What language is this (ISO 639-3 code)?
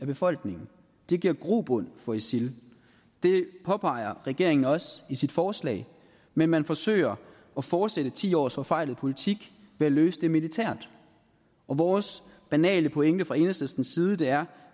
dan